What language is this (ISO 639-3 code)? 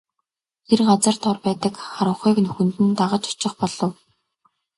mon